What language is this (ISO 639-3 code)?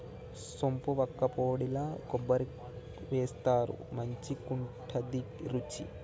tel